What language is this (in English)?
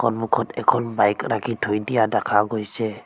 Assamese